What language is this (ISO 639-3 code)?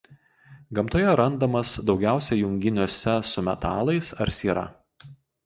lit